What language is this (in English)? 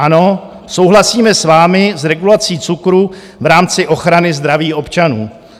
Czech